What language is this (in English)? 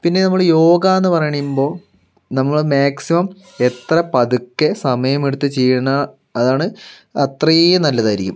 Malayalam